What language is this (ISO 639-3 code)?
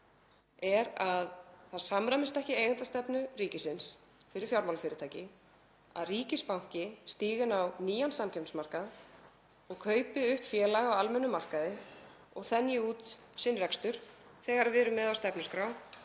isl